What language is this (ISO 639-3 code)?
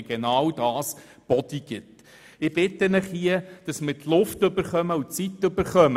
gsw